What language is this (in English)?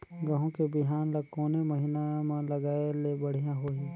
Chhattisgarhi